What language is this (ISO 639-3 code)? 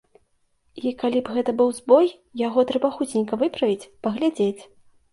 bel